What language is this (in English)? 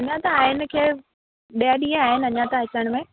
Sindhi